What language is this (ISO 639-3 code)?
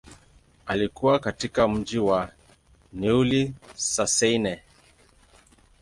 swa